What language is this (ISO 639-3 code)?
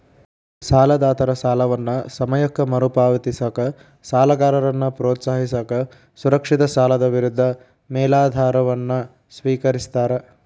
kan